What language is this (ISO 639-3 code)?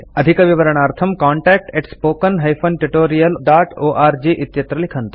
san